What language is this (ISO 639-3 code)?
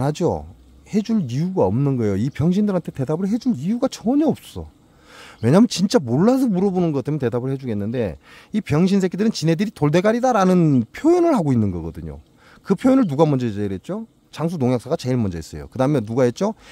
kor